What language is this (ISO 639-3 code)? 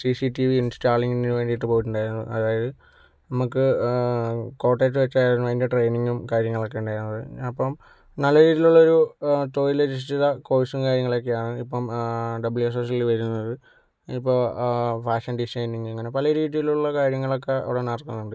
mal